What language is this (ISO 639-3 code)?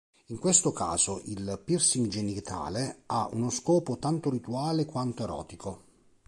ita